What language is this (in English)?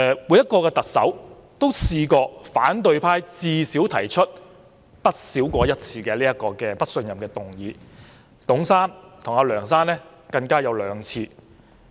Cantonese